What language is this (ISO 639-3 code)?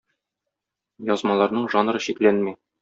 tat